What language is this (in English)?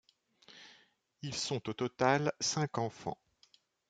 French